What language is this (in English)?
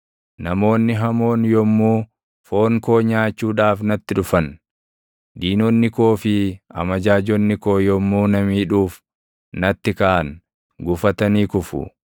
Oromo